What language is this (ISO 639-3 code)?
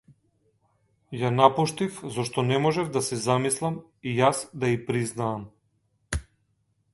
mkd